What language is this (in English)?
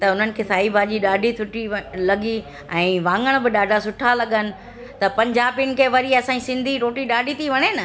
Sindhi